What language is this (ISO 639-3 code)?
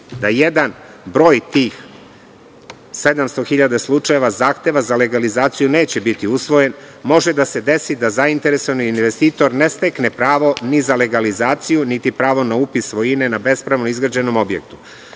srp